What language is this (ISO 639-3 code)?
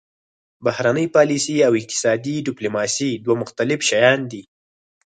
pus